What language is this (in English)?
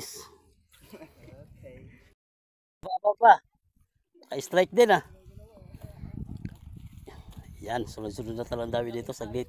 Filipino